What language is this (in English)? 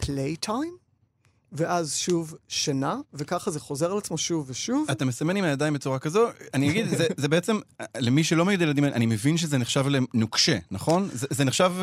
Hebrew